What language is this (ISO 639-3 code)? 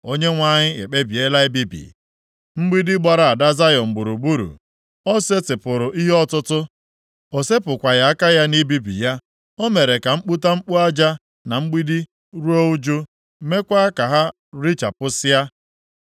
ibo